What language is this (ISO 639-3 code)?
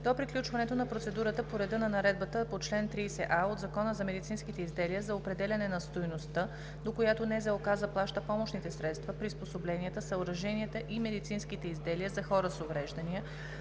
bul